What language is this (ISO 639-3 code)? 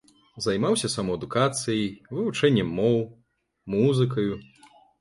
bel